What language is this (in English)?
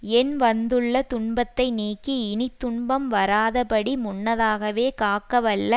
Tamil